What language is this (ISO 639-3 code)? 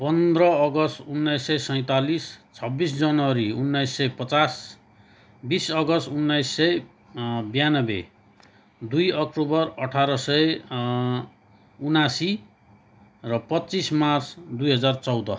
nep